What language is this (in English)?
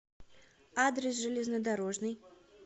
Russian